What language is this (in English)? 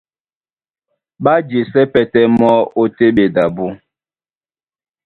Duala